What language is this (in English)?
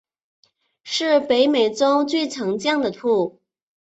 Chinese